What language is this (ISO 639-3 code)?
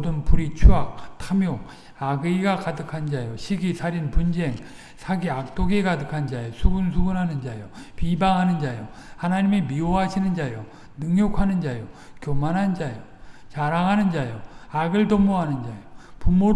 kor